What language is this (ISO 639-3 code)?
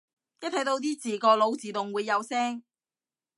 yue